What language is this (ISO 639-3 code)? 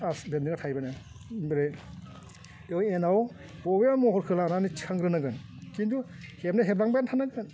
brx